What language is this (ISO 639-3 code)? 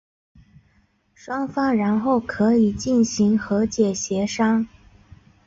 zho